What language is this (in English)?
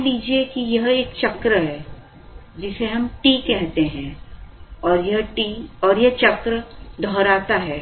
Hindi